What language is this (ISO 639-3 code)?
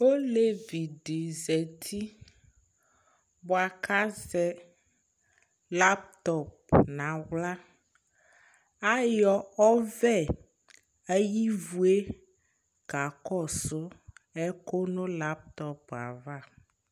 kpo